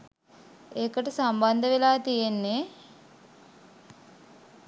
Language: Sinhala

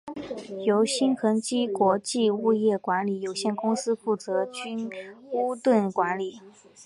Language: Chinese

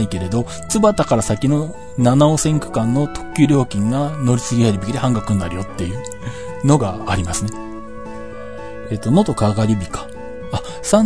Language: Japanese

